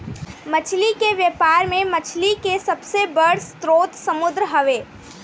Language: Bhojpuri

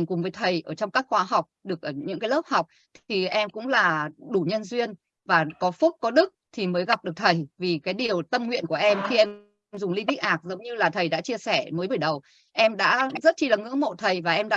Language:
Vietnamese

